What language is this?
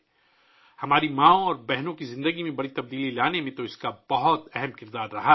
Urdu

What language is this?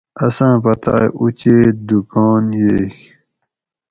Gawri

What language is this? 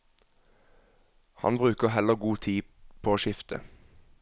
Norwegian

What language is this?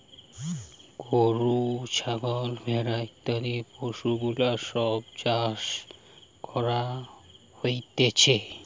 Bangla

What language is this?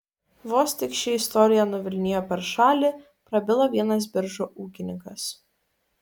Lithuanian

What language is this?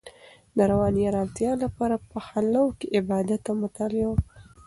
Pashto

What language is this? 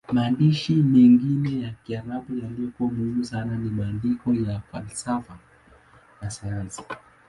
Swahili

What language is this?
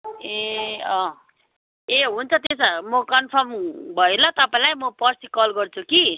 Nepali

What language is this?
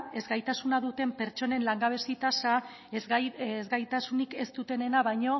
Basque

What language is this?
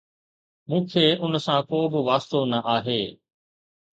Sindhi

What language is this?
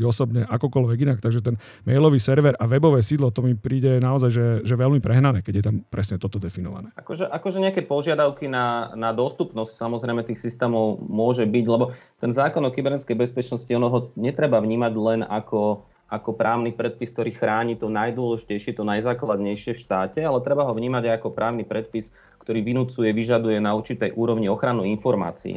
Slovak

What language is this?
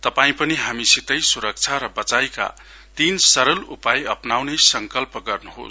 Nepali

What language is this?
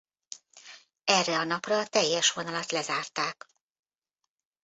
Hungarian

